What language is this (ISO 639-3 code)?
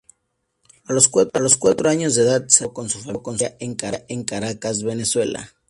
spa